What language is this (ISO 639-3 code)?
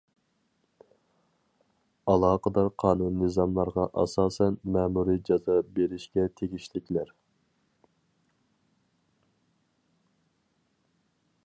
uig